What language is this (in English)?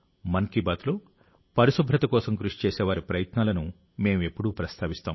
Telugu